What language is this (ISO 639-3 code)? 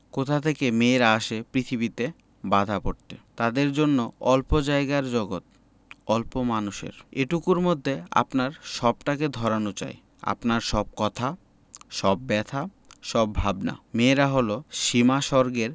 ben